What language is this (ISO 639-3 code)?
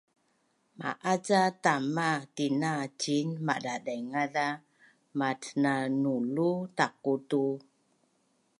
bnn